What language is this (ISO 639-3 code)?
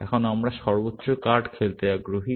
ben